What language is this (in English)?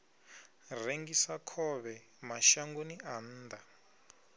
Venda